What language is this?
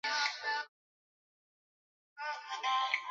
Swahili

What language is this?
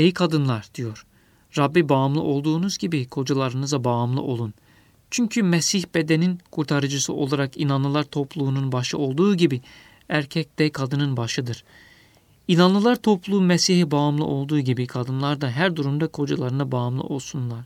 Turkish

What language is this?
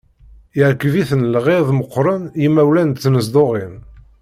Kabyle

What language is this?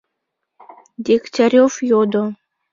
Mari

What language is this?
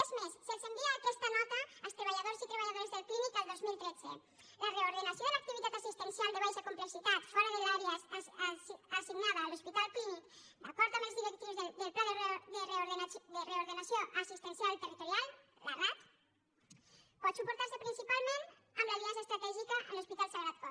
Catalan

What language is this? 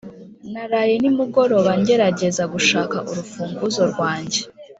Kinyarwanda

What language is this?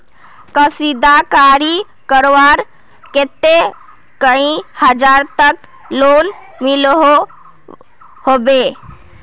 Magahi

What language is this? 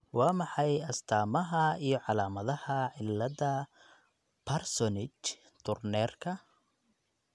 Somali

